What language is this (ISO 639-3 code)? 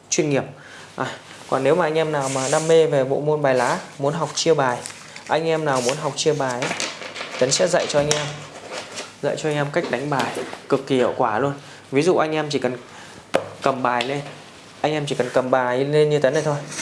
vie